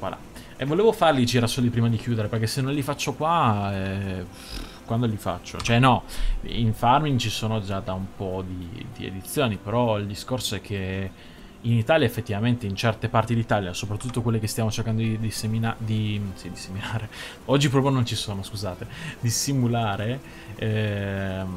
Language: Italian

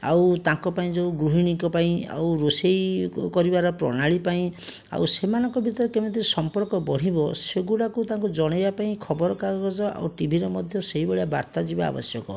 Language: Odia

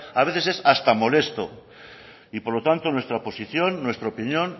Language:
Spanish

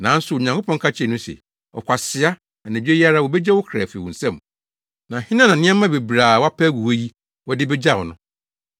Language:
Akan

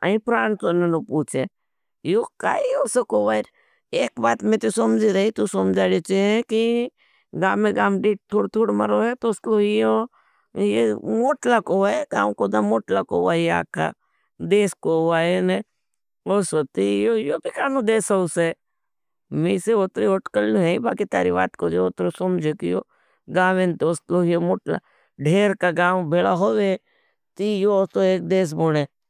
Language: Bhili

